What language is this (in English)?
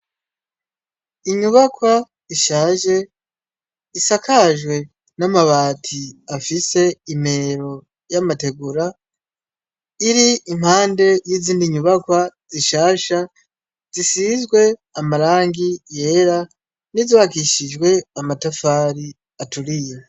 Rundi